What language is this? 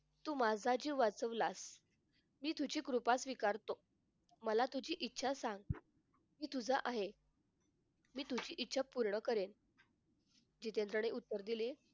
Marathi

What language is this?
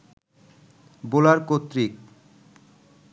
Bangla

